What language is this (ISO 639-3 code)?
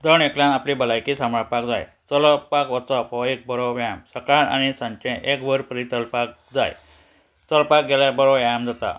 kok